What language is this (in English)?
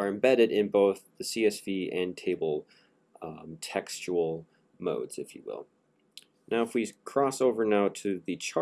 English